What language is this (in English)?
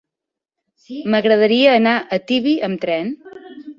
Catalan